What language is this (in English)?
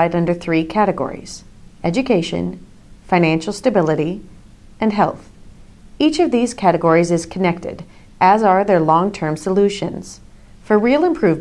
English